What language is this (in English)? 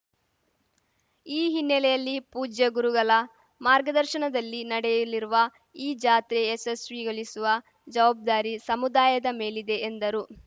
Kannada